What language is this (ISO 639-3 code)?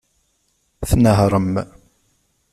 kab